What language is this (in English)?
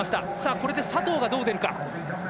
Japanese